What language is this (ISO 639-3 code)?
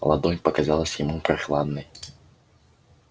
rus